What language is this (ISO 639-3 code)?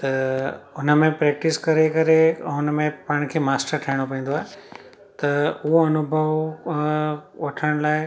snd